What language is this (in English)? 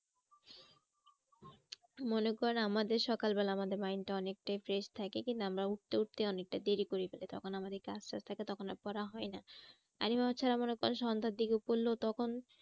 Bangla